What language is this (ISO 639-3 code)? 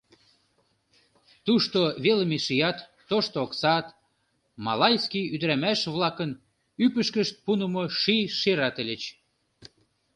chm